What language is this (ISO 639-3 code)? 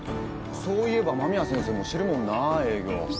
jpn